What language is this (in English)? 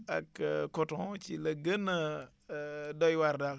Wolof